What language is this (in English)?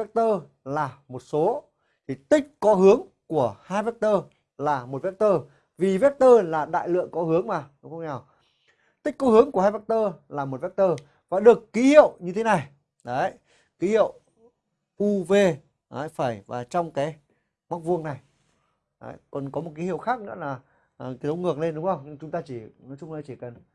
Vietnamese